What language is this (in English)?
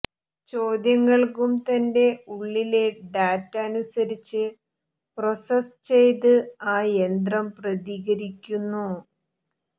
Malayalam